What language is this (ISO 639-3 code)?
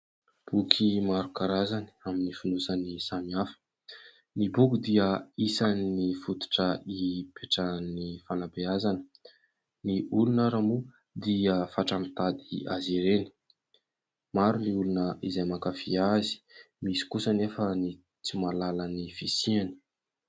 mlg